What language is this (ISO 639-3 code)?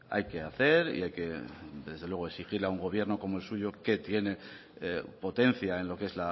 spa